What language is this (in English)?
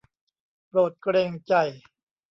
Thai